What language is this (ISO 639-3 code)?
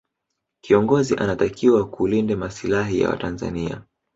swa